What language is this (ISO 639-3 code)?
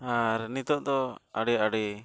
sat